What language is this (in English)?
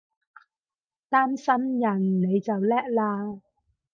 Cantonese